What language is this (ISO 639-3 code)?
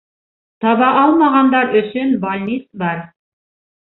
bak